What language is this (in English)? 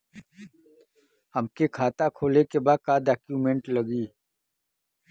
Bhojpuri